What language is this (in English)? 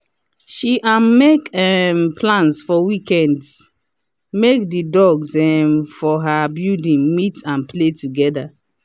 Nigerian Pidgin